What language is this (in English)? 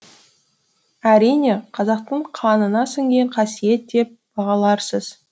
Kazakh